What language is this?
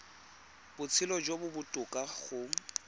Tswana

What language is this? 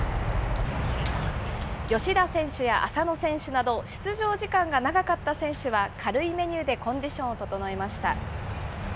Japanese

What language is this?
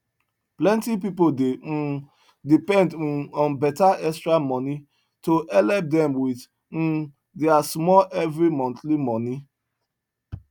Nigerian Pidgin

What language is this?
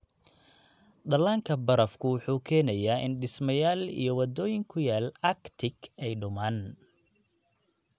Somali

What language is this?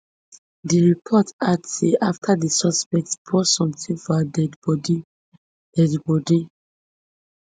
Nigerian Pidgin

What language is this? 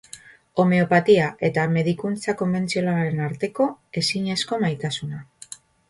Basque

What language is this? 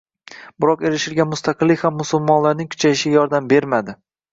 Uzbek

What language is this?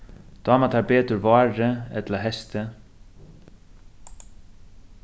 Faroese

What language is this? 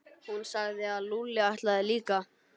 Icelandic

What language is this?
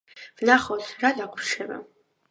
Georgian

